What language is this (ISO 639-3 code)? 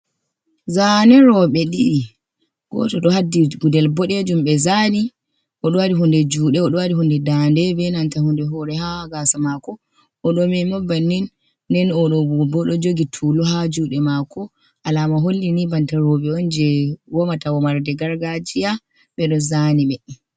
ful